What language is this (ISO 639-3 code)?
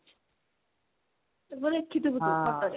ori